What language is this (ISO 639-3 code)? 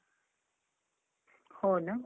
mar